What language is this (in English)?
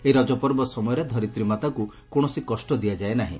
Odia